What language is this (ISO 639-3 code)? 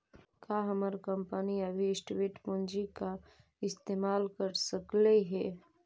mag